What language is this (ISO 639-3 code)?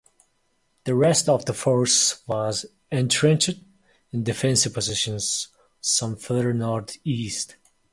eng